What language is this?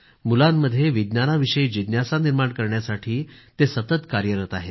Marathi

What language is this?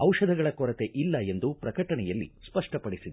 Kannada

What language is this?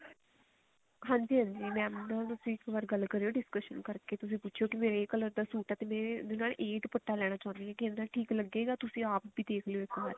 Punjabi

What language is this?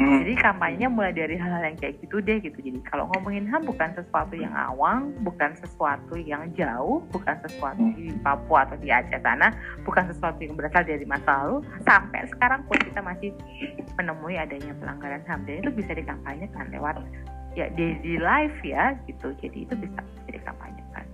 Indonesian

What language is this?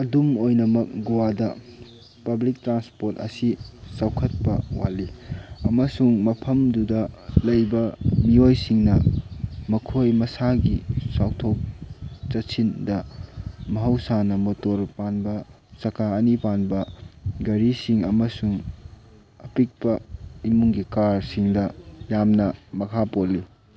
Manipuri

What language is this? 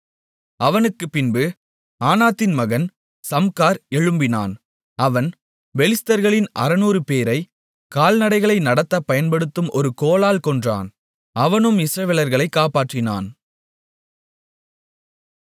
Tamil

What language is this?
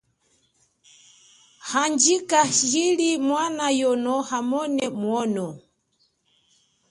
Chokwe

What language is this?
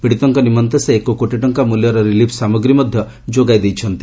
Odia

